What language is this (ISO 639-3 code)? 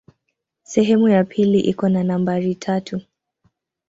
swa